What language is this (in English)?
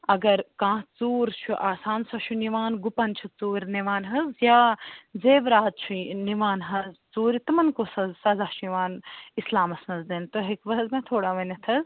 Kashmiri